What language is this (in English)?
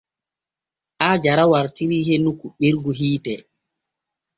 Borgu Fulfulde